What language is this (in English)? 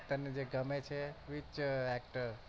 Gujarati